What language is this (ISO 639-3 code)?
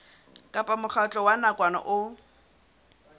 sot